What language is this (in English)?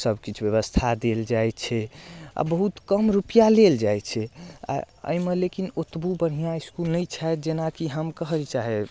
Maithili